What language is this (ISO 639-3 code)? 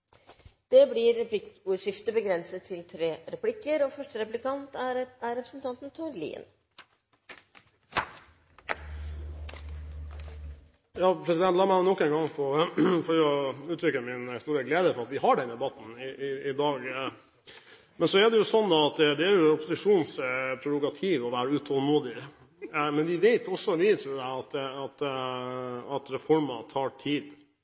nob